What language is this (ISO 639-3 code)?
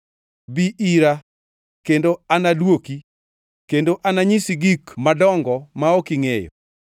luo